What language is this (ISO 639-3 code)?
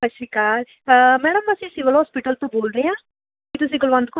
pan